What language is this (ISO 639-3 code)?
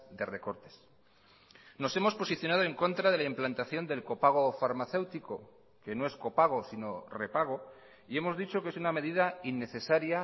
spa